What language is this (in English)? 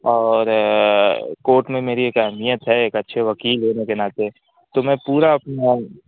Urdu